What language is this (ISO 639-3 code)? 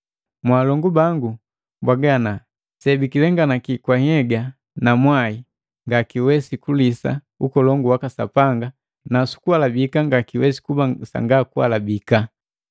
mgv